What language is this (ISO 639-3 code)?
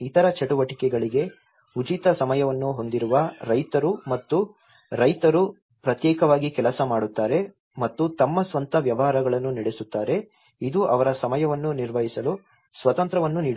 kan